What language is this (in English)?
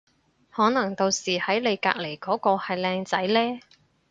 Cantonese